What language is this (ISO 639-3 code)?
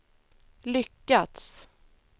swe